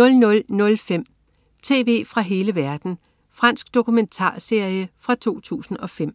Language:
Danish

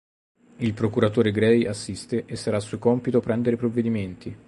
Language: Italian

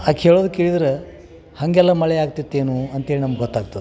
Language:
Kannada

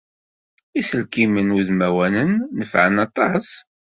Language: Kabyle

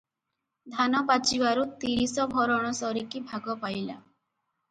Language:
Odia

